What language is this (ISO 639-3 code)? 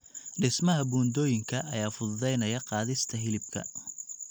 som